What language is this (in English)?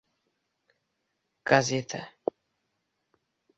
Uzbek